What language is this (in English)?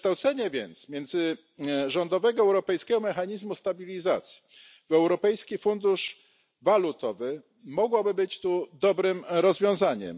Polish